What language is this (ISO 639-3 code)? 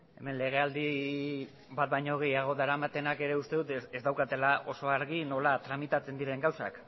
eus